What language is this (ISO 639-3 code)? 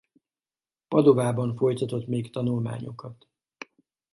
hun